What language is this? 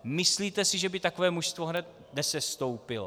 Czech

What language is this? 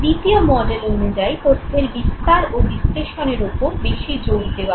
Bangla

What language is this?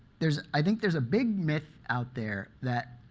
English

